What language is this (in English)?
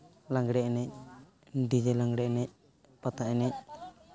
Santali